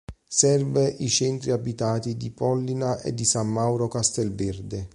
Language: Italian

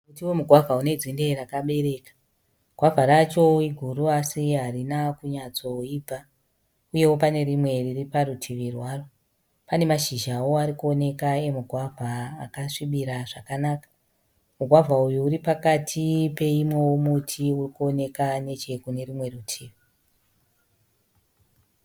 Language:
Shona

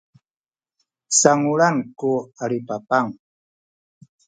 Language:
Sakizaya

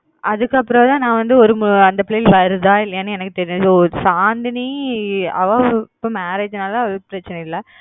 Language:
Tamil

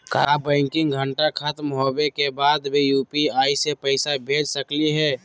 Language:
Magahi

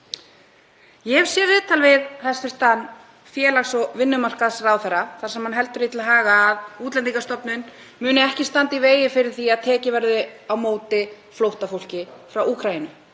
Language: Icelandic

